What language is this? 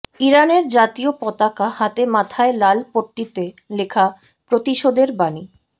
Bangla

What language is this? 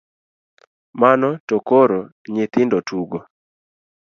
Luo (Kenya and Tanzania)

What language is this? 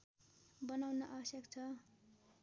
Nepali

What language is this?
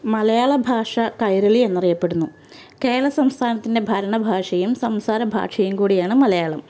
Malayalam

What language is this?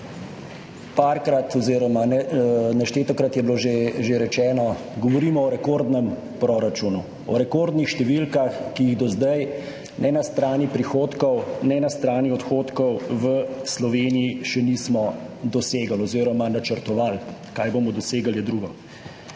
Slovenian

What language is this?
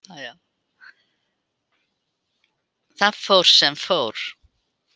Icelandic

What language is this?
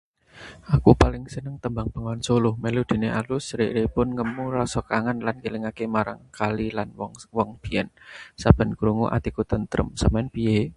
Javanese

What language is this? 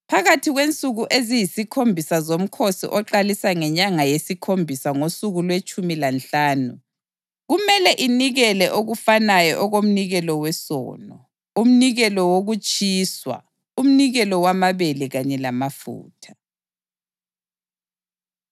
North Ndebele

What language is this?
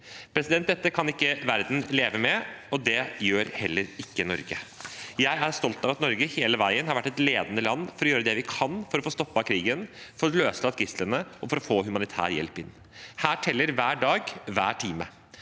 Norwegian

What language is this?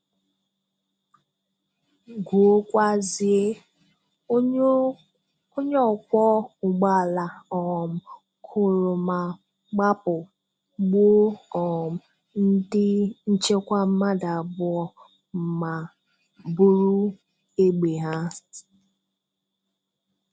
Igbo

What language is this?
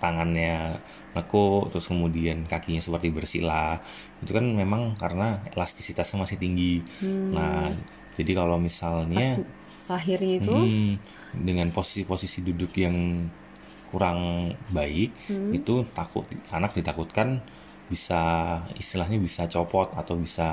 Indonesian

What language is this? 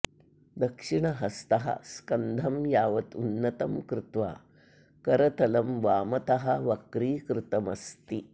Sanskrit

